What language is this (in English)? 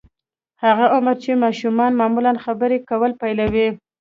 Pashto